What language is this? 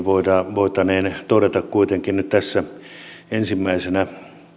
Finnish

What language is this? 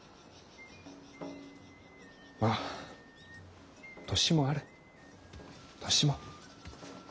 Japanese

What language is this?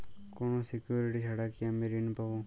Bangla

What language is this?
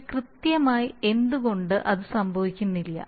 Malayalam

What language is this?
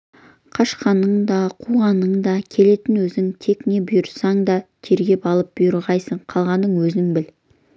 Kazakh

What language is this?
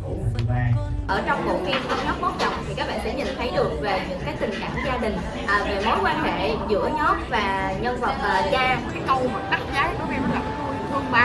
Vietnamese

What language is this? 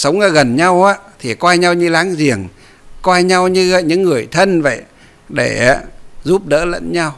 Vietnamese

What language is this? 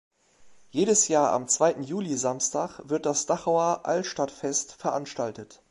German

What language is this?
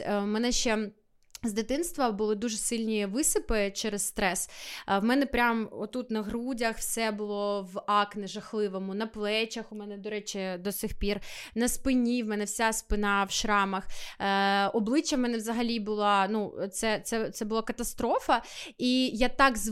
Ukrainian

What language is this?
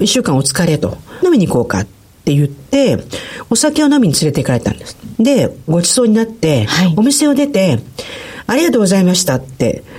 Japanese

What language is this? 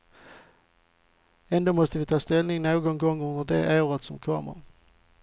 Swedish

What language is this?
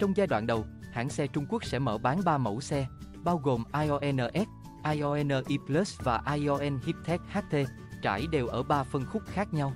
Vietnamese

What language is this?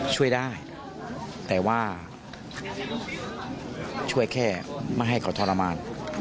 Thai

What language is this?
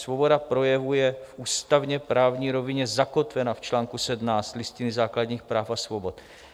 Czech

